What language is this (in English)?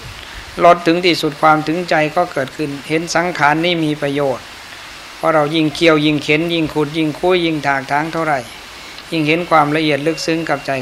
Thai